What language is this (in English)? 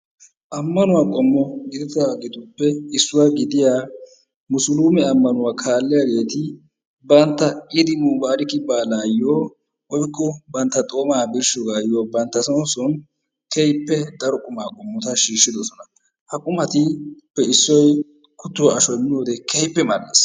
Wolaytta